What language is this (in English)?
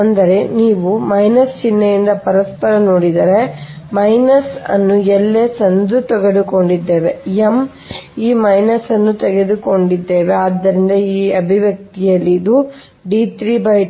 Kannada